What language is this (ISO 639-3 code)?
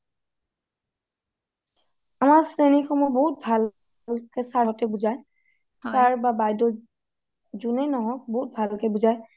asm